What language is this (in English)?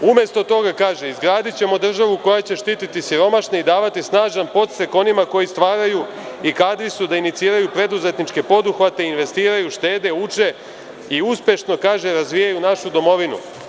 Serbian